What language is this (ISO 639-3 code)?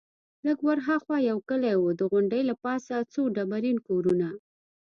pus